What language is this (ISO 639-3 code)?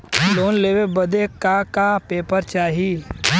bho